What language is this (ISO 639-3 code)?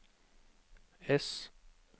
nor